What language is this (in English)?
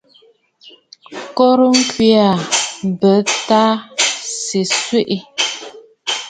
Bafut